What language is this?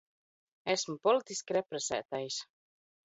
Latvian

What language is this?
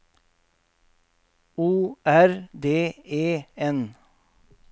Norwegian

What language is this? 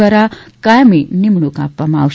Gujarati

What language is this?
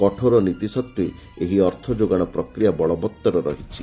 Odia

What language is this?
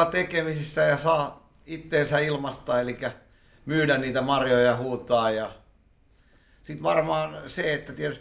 Finnish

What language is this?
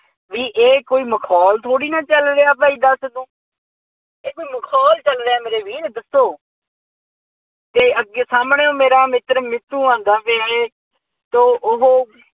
Punjabi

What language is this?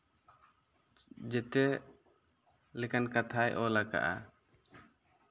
Santali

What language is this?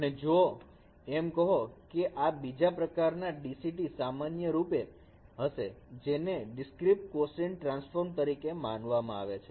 Gujarati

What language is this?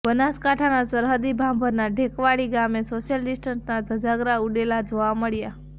Gujarati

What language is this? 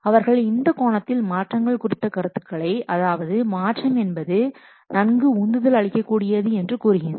Tamil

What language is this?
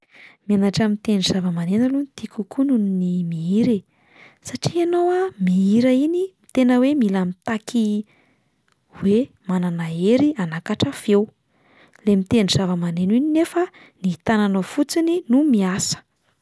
Malagasy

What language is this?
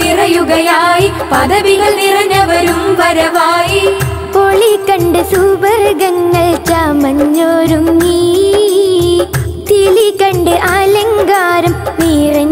Malayalam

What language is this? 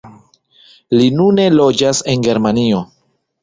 Esperanto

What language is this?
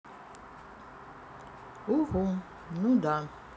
Russian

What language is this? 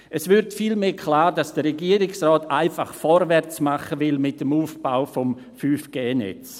Swiss German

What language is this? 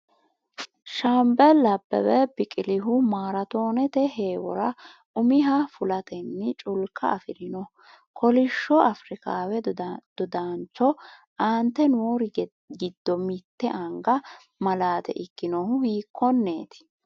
Sidamo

